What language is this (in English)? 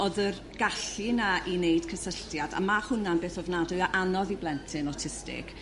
Welsh